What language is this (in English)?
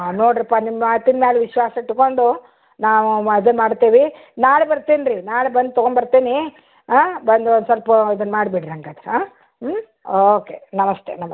Kannada